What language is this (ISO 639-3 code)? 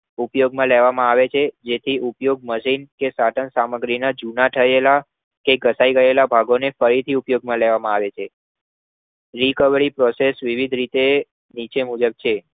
guj